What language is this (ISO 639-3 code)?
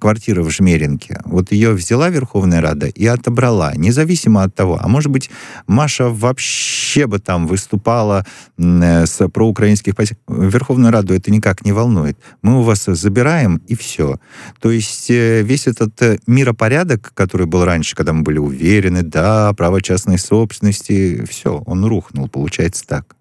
rus